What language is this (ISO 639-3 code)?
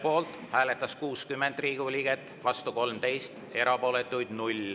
est